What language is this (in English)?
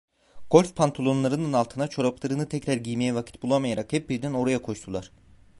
Turkish